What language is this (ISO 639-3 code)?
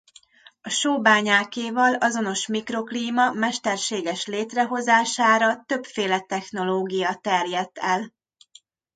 hun